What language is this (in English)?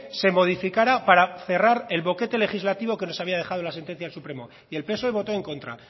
Spanish